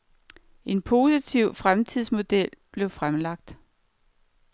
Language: Danish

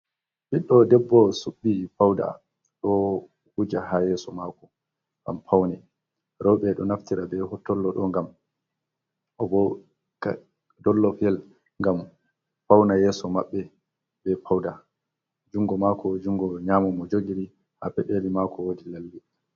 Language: Fula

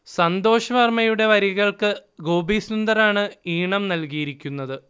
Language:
Malayalam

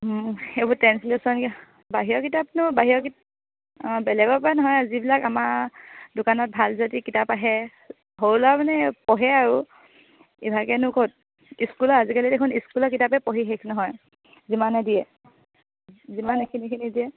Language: Assamese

